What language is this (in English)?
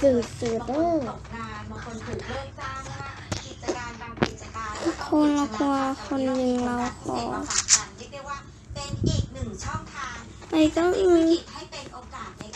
Thai